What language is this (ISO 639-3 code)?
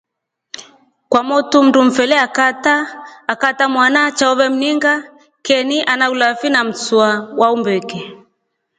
rof